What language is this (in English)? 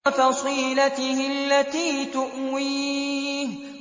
Arabic